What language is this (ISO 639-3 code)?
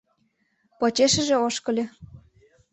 chm